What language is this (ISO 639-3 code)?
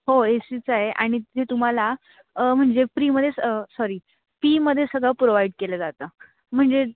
mar